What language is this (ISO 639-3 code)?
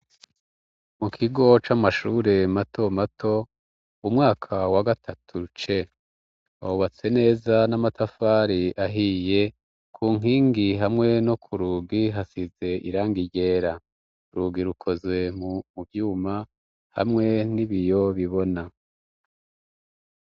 run